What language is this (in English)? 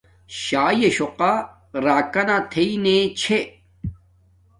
Domaaki